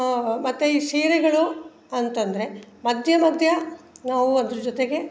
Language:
Kannada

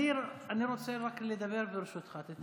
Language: Hebrew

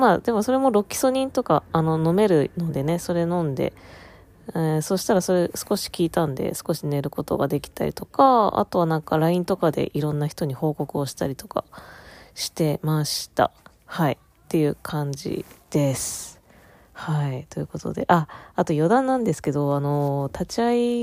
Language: Japanese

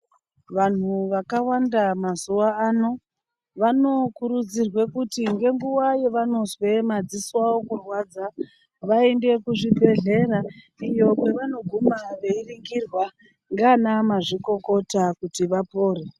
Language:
Ndau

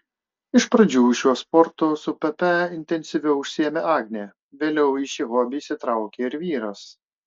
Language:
Lithuanian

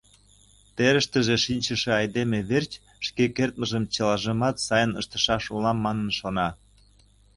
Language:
Mari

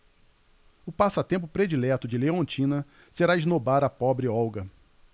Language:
Portuguese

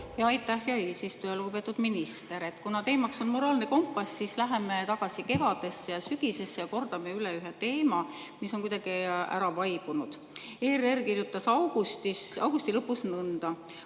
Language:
Estonian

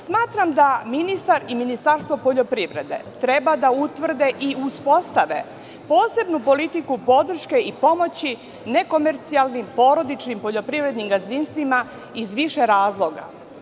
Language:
Serbian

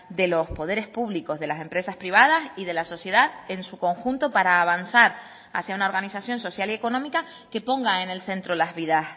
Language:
Spanish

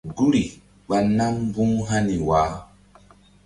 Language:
Mbum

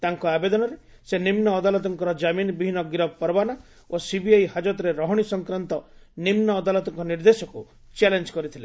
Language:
Odia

